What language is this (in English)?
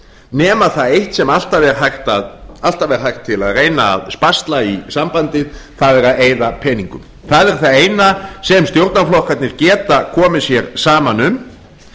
Icelandic